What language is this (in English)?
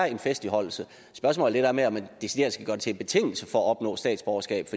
Danish